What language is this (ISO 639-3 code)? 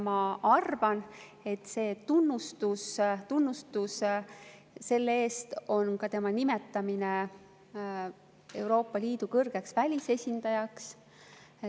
est